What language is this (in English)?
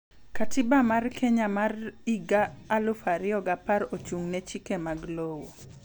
Luo (Kenya and Tanzania)